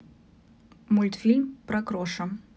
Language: Russian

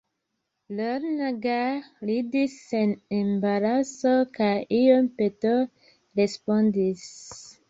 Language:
Esperanto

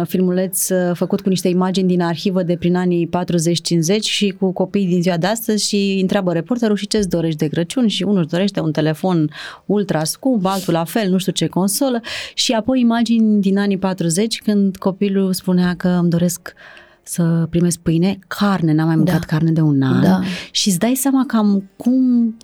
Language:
Romanian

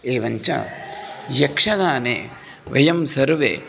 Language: Sanskrit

